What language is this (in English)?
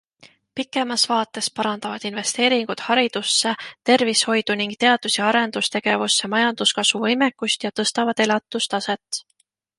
Estonian